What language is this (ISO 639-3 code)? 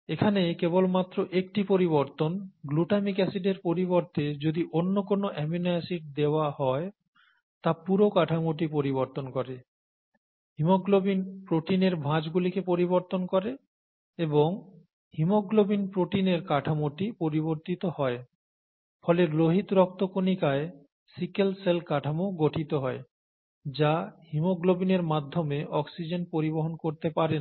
ben